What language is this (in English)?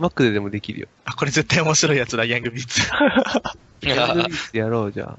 Japanese